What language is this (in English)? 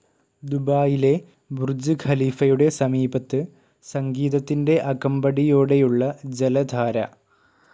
Malayalam